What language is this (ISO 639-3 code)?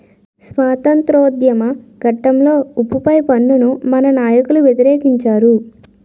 tel